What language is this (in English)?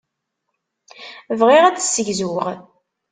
Kabyle